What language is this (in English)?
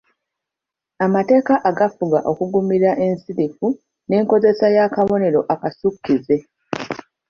Ganda